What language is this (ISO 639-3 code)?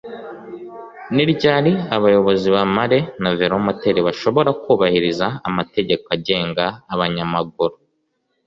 kin